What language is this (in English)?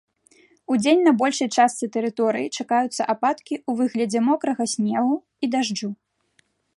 Belarusian